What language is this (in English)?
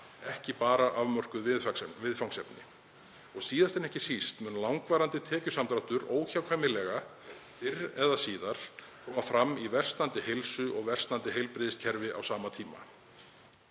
Icelandic